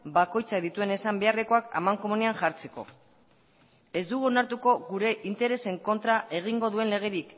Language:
Basque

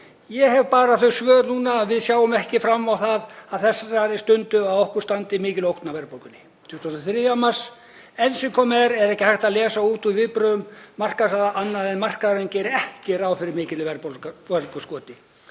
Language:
Icelandic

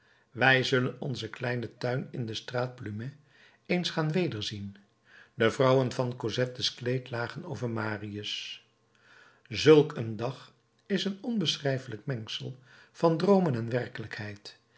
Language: Dutch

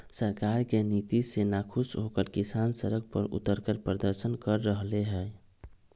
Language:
Magahi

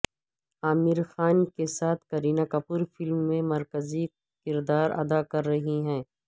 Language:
Urdu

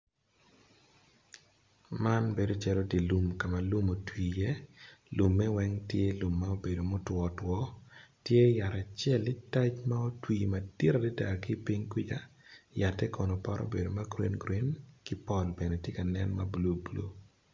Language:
Acoli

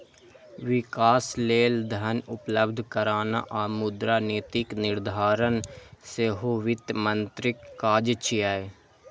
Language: Maithili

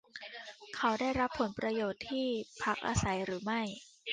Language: Thai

